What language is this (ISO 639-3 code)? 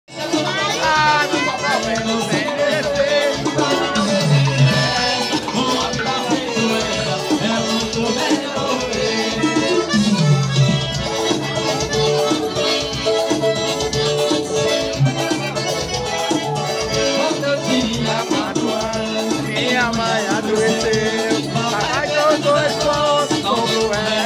ron